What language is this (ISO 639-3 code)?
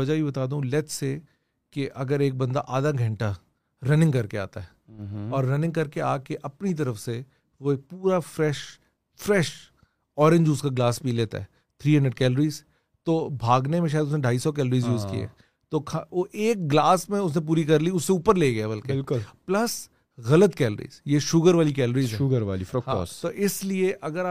urd